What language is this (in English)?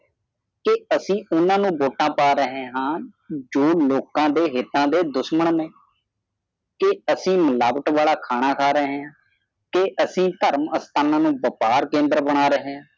Punjabi